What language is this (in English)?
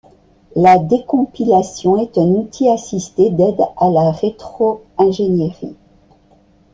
French